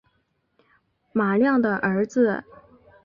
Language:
Chinese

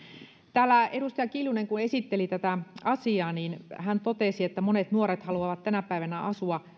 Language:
Finnish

